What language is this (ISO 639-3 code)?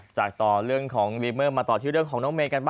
tha